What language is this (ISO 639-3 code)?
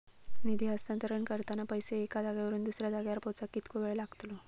mar